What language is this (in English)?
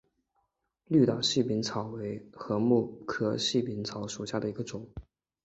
Chinese